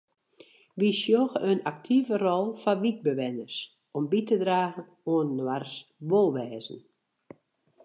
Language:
Western Frisian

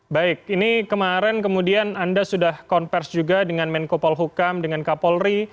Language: Indonesian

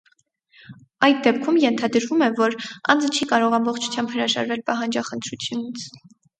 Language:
Armenian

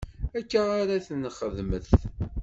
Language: Kabyle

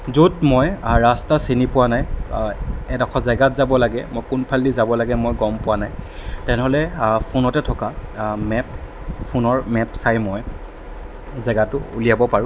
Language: Assamese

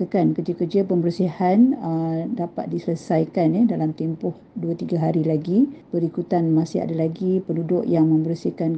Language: Malay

